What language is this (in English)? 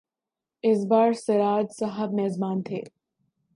Urdu